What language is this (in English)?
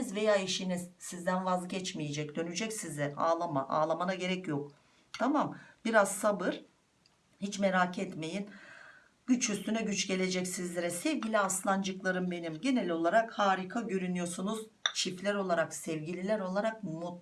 Turkish